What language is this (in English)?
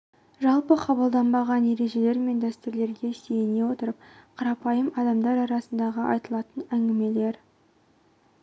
Kazakh